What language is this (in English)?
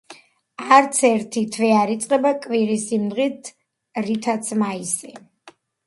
Georgian